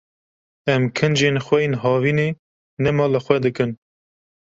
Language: Kurdish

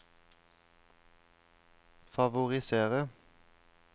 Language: Norwegian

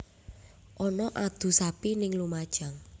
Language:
Javanese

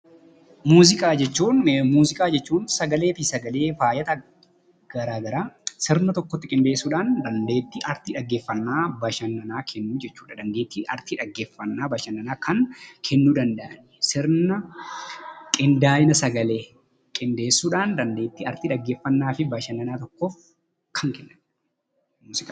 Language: Oromo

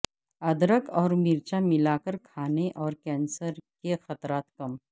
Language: Urdu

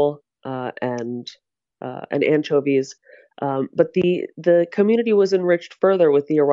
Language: English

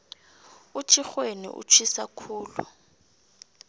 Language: South Ndebele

